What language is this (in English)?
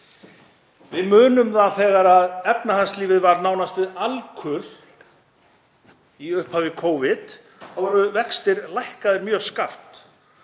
Icelandic